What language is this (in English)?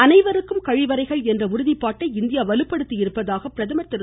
Tamil